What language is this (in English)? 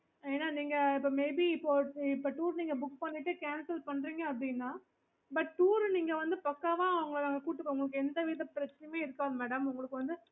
Tamil